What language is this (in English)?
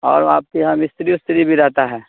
Urdu